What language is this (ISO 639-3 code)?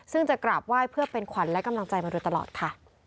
tha